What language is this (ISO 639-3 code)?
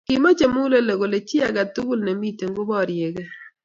kln